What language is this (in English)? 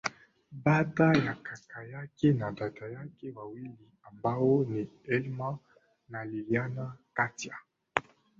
Swahili